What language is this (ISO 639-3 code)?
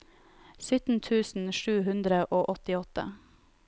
nor